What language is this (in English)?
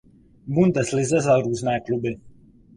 Czech